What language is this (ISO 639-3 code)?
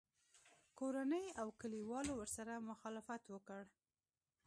pus